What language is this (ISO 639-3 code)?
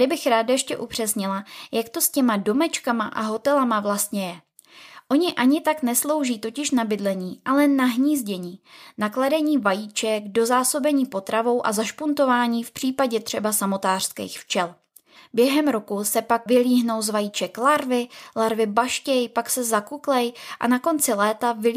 ces